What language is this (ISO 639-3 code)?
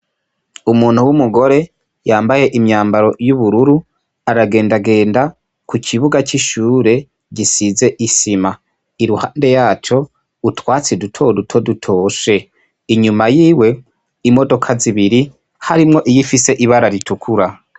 run